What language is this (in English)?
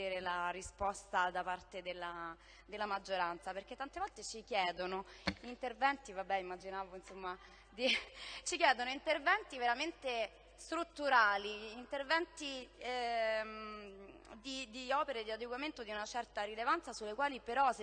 Italian